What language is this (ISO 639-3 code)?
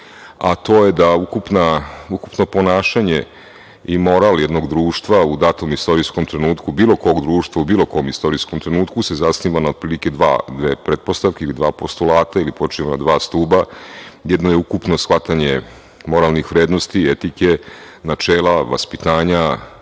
srp